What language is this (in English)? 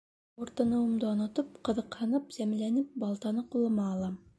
Bashkir